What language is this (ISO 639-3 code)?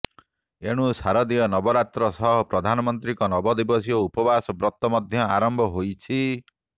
ori